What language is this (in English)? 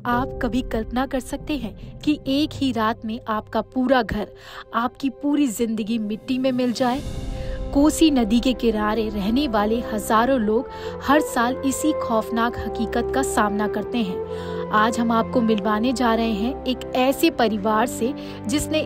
Hindi